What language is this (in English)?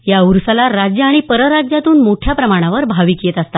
Marathi